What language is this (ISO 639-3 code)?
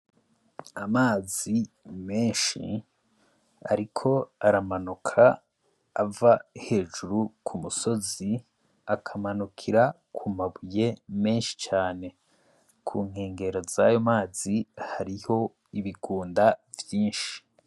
run